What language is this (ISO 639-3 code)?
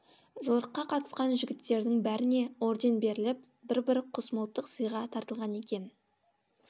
kaz